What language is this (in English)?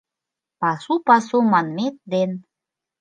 Mari